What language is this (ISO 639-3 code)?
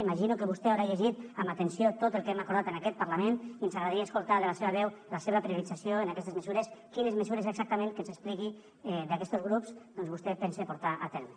cat